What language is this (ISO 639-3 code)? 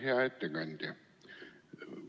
est